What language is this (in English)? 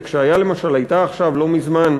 Hebrew